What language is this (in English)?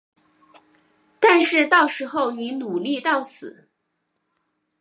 Chinese